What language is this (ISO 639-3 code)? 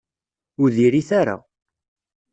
kab